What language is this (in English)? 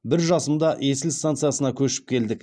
Kazakh